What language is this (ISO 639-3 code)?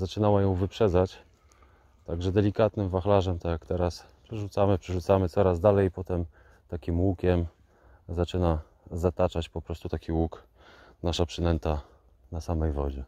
pol